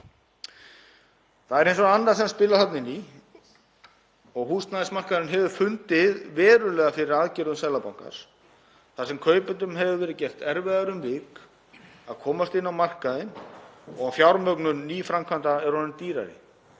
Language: Icelandic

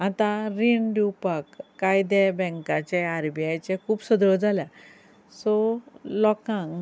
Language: Konkani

